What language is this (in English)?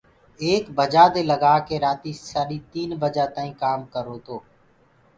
Gurgula